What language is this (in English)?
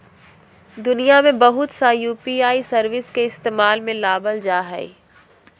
Magahi